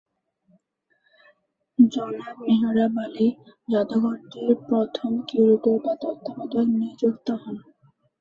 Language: Bangla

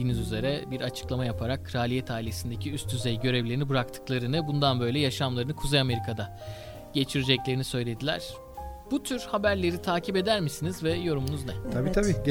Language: Turkish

